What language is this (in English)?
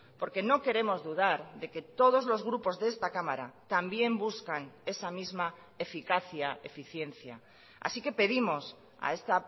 Spanish